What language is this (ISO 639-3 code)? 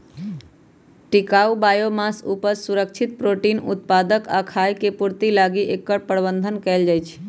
mag